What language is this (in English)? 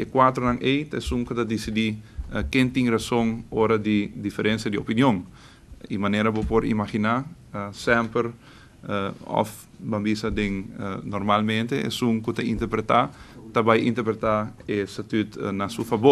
Dutch